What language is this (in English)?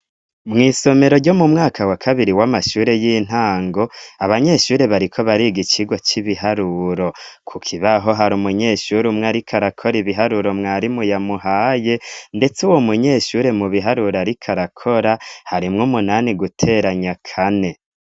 Rundi